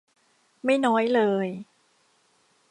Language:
Thai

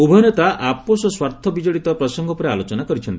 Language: Odia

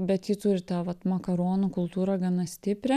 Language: Lithuanian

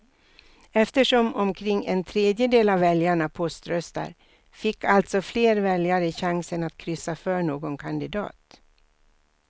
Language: Swedish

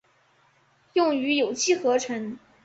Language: Chinese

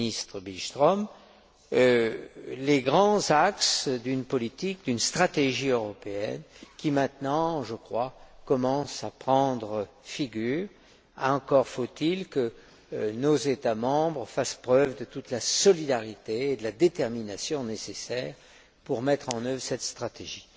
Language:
French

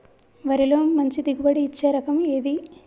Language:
Telugu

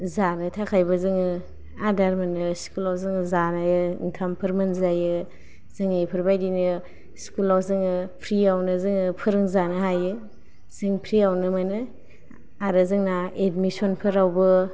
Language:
Bodo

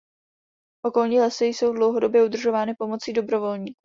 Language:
Czech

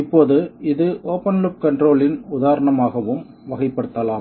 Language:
Tamil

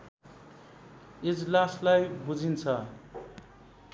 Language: Nepali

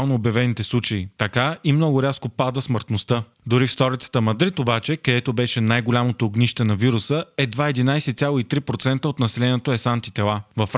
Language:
Bulgarian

